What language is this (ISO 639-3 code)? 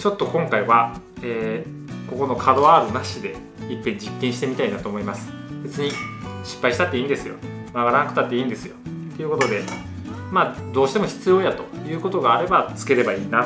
jpn